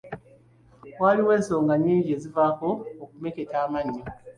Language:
Ganda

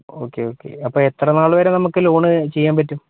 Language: Malayalam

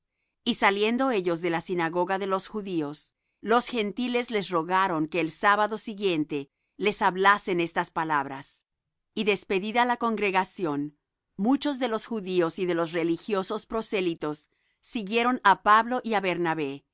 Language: Spanish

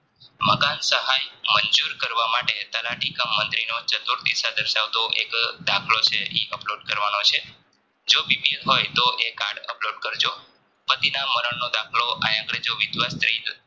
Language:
Gujarati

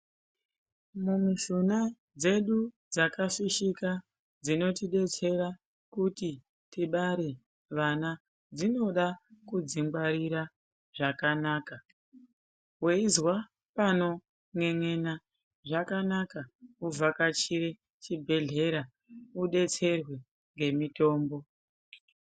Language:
Ndau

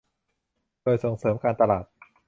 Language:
Thai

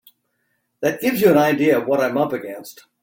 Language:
English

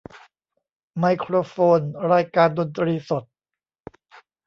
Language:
Thai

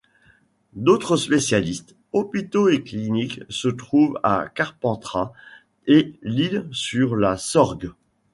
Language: French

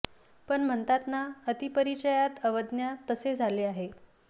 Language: Marathi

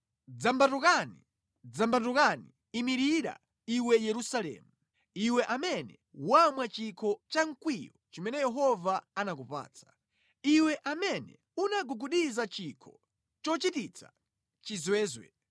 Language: Nyanja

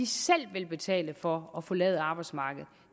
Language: Danish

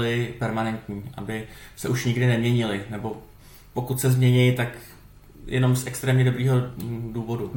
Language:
Czech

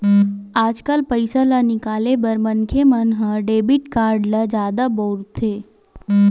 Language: Chhattisgarhi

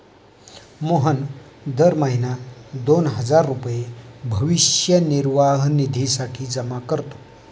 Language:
Marathi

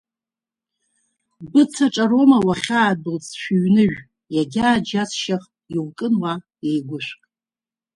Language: Abkhazian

